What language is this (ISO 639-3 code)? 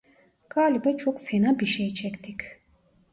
tur